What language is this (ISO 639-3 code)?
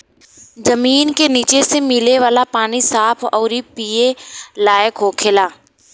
bho